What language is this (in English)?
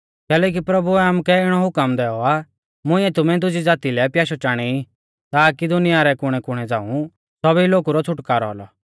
Mahasu Pahari